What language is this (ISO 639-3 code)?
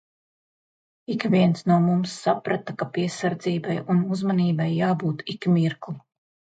lav